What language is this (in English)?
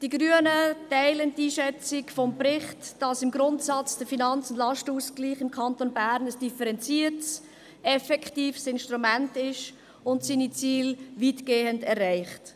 Swiss German